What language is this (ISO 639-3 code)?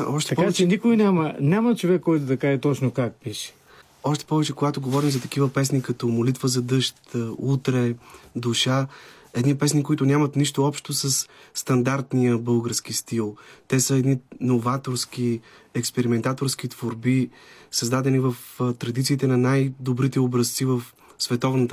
bul